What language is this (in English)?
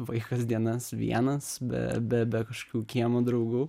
Lithuanian